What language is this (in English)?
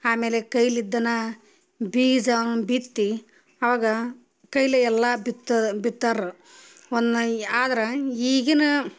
Kannada